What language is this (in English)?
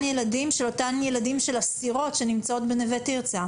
Hebrew